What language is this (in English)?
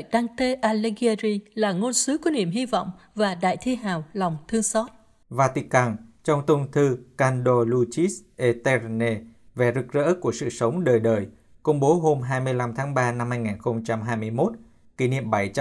Vietnamese